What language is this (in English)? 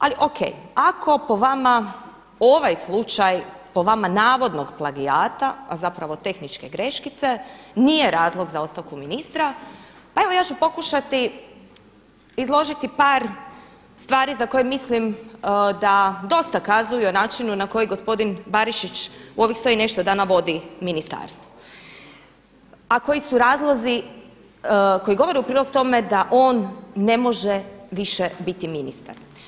Croatian